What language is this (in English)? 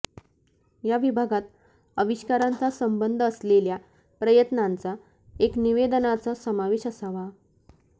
Marathi